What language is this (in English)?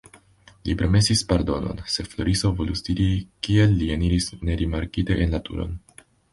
Esperanto